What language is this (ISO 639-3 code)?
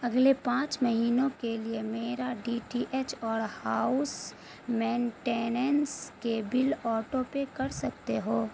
urd